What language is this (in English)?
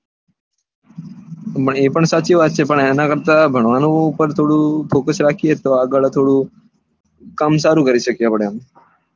Gujarati